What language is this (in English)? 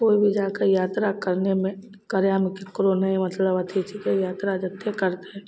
Maithili